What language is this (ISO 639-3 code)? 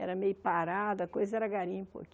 por